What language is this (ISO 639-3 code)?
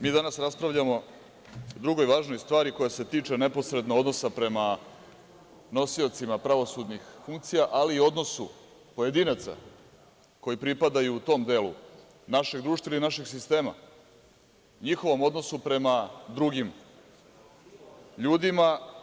srp